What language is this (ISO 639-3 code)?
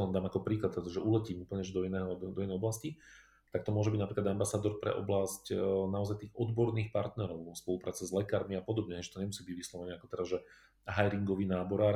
slk